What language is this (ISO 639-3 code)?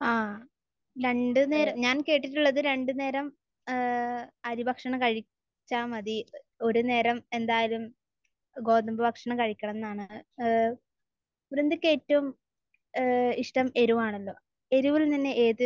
mal